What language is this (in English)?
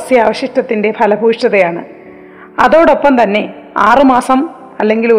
Malayalam